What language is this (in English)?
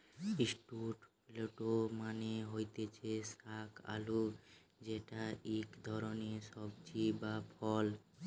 Bangla